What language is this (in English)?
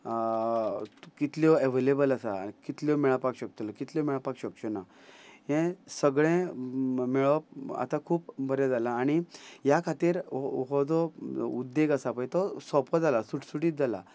Konkani